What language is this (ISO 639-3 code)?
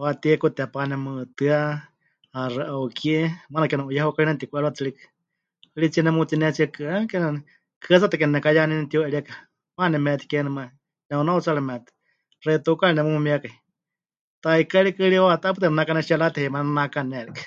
hch